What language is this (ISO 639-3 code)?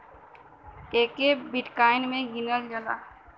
bho